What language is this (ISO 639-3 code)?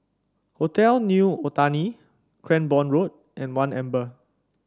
eng